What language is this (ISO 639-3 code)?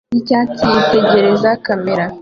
kin